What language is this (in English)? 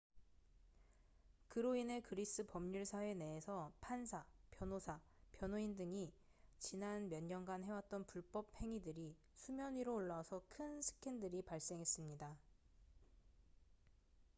Korean